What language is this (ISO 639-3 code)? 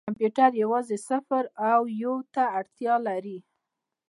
pus